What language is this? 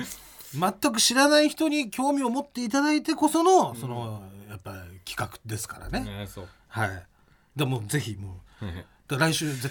Japanese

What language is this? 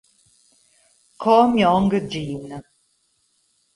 Italian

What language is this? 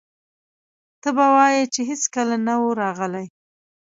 Pashto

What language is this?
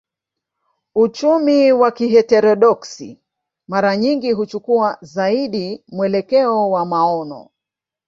Swahili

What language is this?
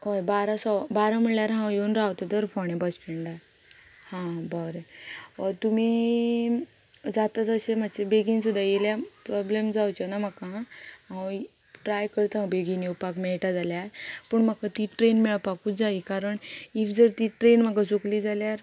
Konkani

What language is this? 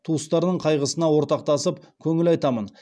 Kazakh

